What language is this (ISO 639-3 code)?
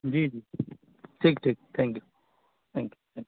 urd